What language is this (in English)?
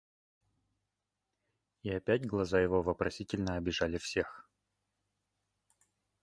Russian